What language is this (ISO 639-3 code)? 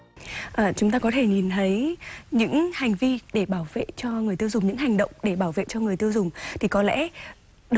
vie